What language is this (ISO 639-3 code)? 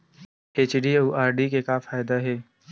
hne